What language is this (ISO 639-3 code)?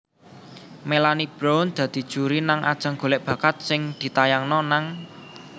jav